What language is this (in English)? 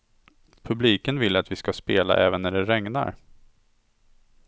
Swedish